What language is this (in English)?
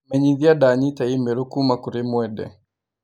Kikuyu